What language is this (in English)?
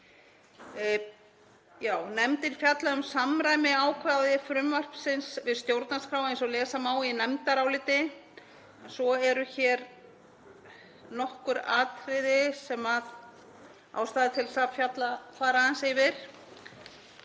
Icelandic